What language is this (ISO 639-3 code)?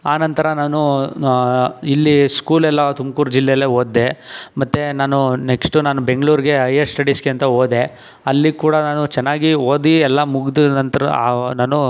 kan